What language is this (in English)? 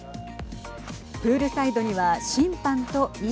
Japanese